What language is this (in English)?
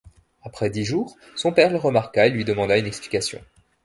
French